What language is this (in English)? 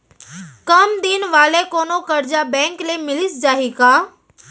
Chhattisgarhi